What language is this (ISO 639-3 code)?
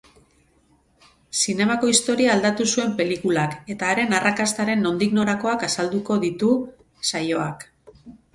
eus